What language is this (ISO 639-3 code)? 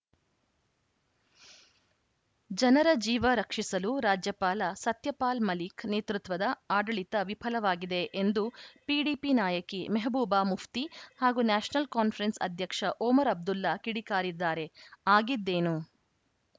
kan